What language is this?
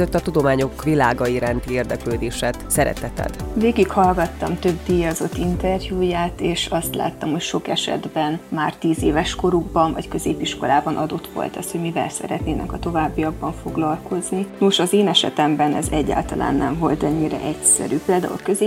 Hungarian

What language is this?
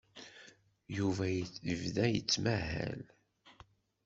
Kabyle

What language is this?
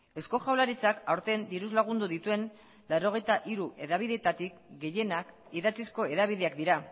Basque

